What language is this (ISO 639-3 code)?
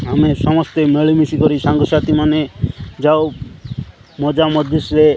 ori